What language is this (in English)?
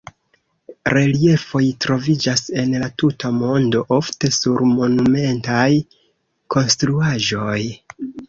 Esperanto